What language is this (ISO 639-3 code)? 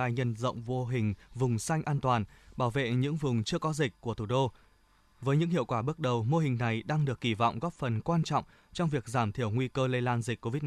vie